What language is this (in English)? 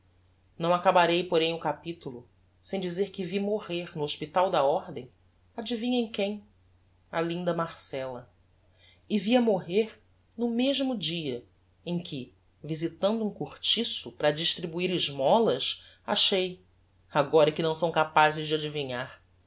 Portuguese